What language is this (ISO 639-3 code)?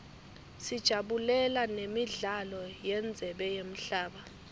ssw